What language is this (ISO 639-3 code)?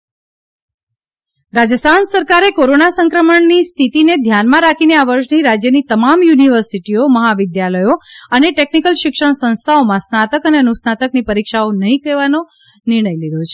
guj